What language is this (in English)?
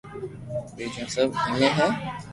Loarki